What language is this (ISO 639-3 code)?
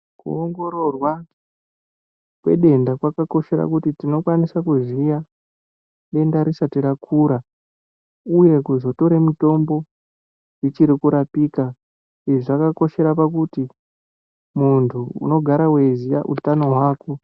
ndc